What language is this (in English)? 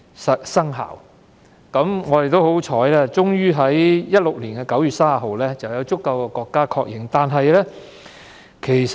Cantonese